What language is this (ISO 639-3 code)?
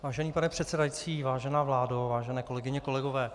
ces